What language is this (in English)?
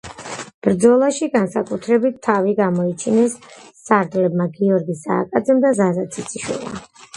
Georgian